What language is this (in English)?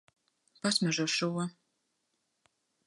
Latvian